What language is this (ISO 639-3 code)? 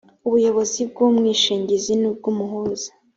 kin